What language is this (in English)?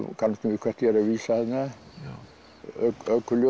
Icelandic